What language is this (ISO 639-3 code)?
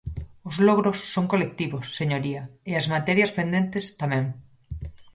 glg